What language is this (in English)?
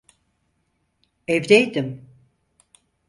Turkish